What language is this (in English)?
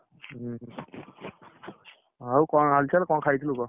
Odia